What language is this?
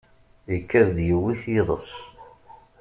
Kabyle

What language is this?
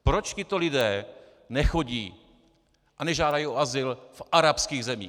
Czech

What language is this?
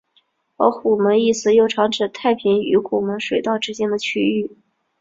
Chinese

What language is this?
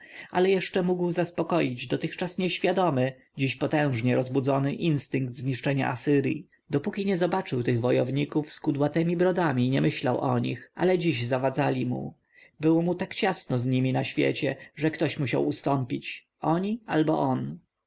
Polish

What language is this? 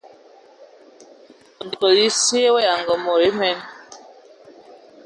Ewondo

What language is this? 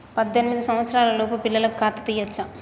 Telugu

